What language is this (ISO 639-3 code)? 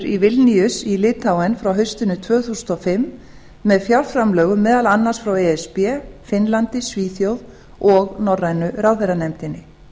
isl